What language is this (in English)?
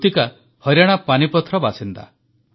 Odia